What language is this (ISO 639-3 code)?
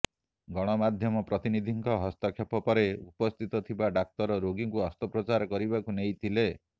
ori